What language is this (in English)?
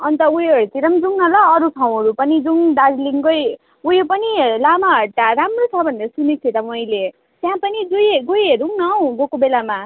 Nepali